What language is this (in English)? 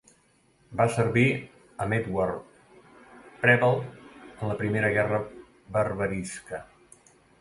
Catalan